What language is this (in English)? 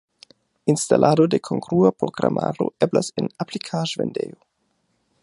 Esperanto